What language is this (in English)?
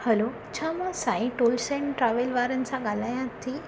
Sindhi